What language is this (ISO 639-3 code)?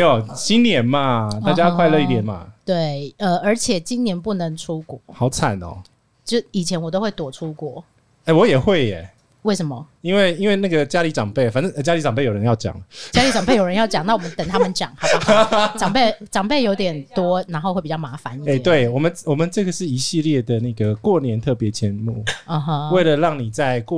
zho